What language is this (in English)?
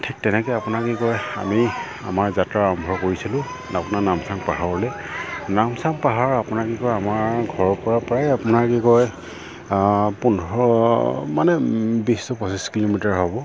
Assamese